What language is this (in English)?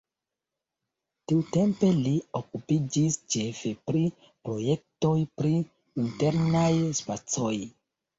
Esperanto